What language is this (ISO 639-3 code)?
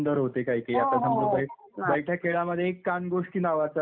mar